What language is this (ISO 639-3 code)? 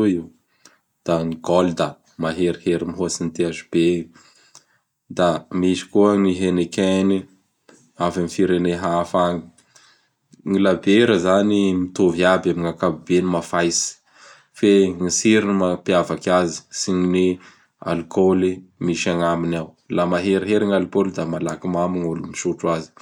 bhr